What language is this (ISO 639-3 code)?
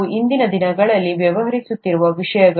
kan